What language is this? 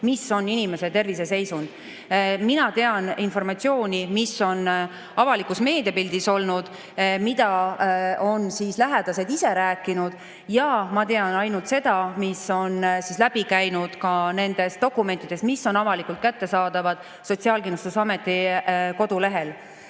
Estonian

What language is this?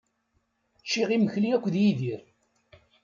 Kabyle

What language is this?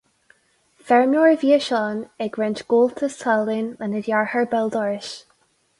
Irish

